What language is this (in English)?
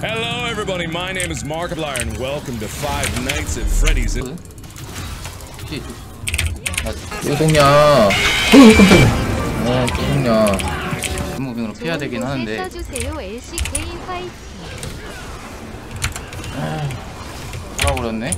Korean